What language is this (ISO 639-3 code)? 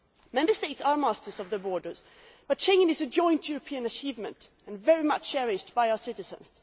eng